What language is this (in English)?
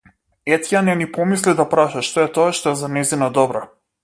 Macedonian